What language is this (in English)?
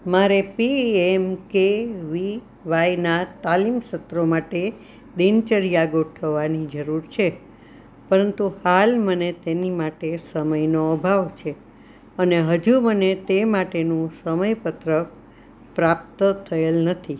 Gujarati